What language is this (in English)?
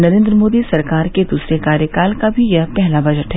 Hindi